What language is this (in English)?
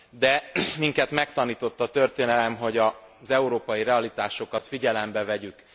Hungarian